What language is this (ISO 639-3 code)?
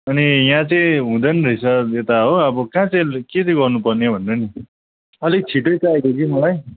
nep